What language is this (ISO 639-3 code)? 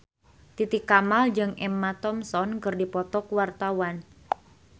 sun